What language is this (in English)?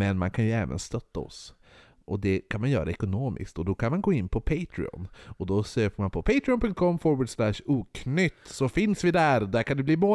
Swedish